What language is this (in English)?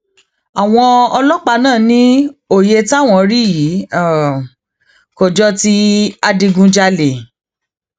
Yoruba